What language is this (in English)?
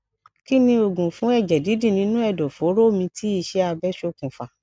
Yoruba